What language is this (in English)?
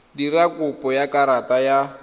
Tswana